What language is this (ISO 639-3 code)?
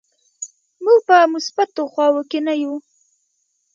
pus